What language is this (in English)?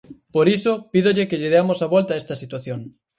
Galician